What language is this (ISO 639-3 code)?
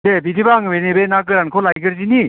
brx